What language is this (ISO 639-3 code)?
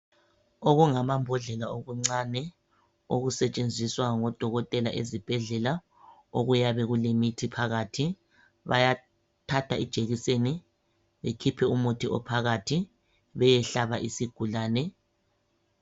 nde